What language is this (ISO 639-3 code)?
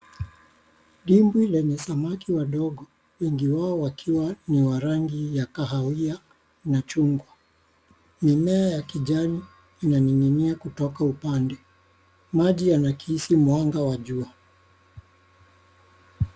swa